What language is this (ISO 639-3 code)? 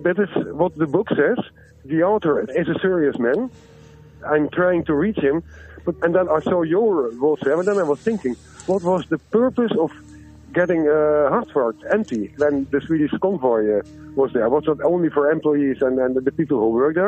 fin